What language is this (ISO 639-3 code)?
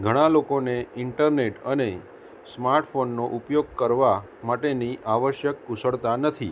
guj